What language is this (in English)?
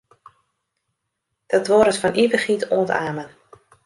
Western Frisian